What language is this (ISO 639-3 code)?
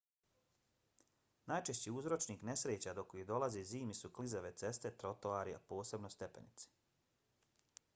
bos